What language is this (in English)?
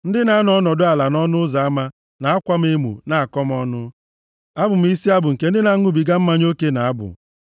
Igbo